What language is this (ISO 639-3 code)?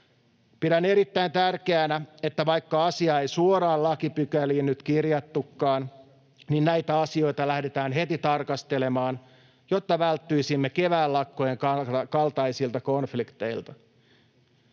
fin